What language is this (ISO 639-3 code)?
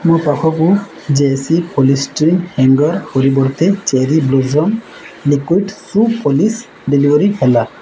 ori